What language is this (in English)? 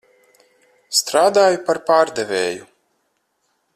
Latvian